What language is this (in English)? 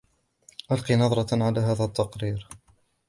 Arabic